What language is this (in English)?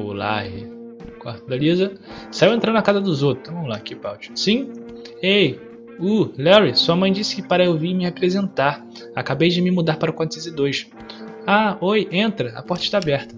Portuguese